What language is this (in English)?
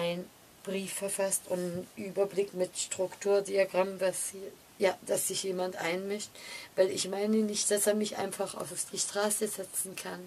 German